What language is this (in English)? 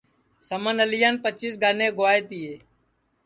Sansi